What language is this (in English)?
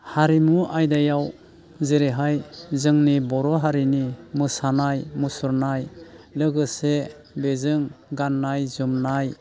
Bodo